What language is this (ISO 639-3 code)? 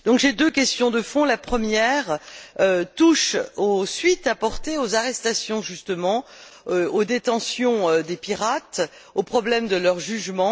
fra